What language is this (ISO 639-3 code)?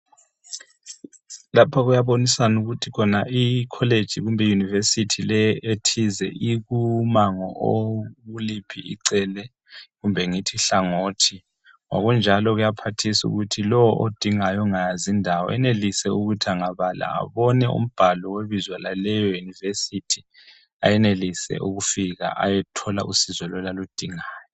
nde